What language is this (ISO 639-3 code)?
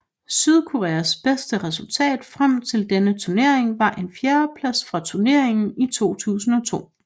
dan